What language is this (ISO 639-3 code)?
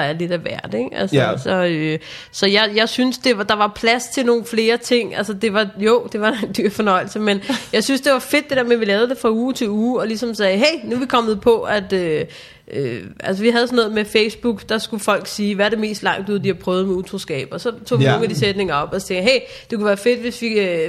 dan